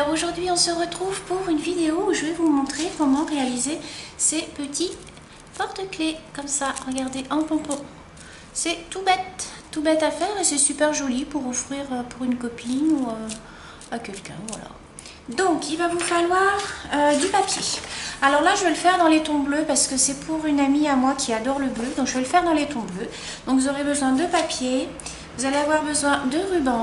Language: French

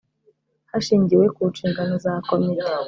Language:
Kinyarwanda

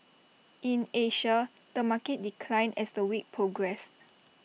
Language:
English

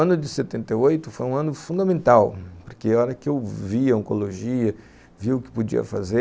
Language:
Portuguese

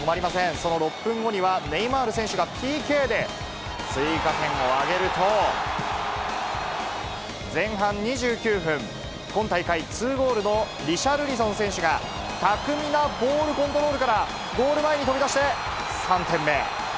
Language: Japanese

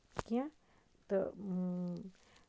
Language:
Kashmiri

